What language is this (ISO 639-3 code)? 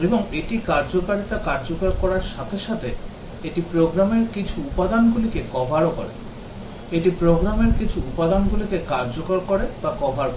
ben